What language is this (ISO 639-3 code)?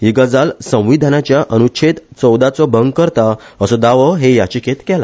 kok